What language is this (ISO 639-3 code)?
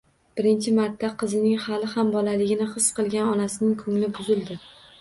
uzb